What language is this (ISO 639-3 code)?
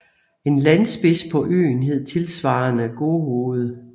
dan